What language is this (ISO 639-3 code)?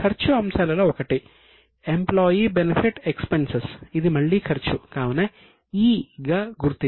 tel